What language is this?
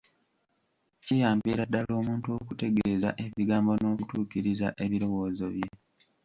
Ganda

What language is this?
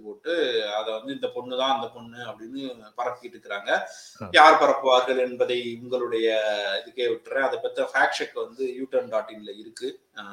Tamil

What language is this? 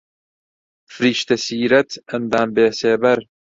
Central Kurdish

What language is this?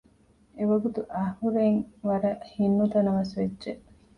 Divehi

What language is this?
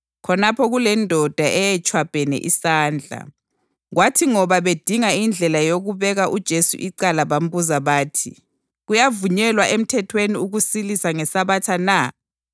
North Ndebele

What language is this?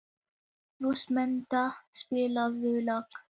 Icelandic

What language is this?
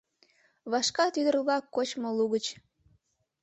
Mari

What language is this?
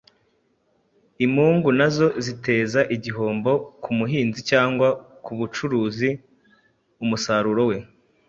Kinyarwanda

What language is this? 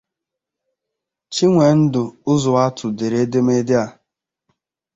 Igbo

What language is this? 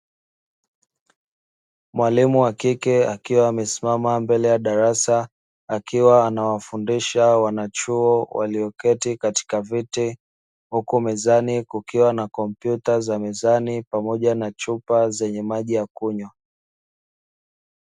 Swahili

